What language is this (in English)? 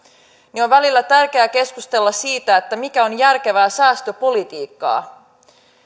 Finnish